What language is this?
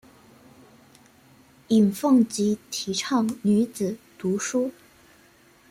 Chinese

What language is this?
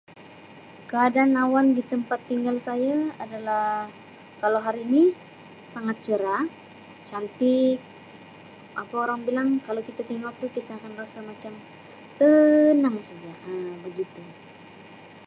Sabah Malay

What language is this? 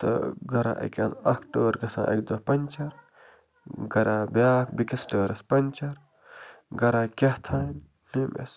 Kashmiri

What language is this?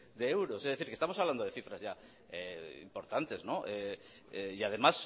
Spanish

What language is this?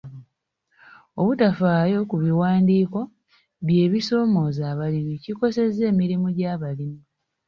Ganda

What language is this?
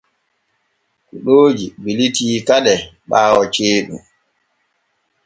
Borgu Fulfulde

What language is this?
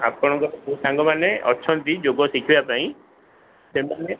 Odia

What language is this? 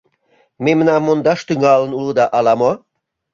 Mari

